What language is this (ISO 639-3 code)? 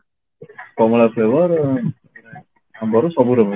ori